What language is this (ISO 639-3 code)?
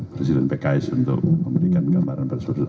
ind